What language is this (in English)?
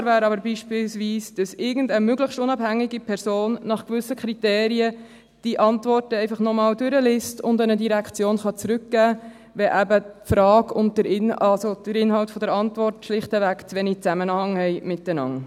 Swiss German